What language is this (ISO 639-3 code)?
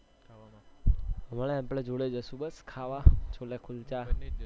guj